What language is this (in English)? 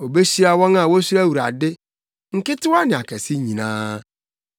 Akan